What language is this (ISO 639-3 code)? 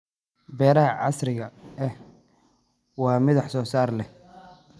som